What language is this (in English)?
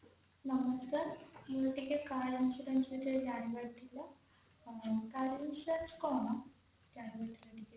Odia